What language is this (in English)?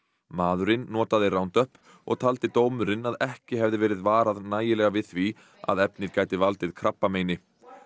Icelandic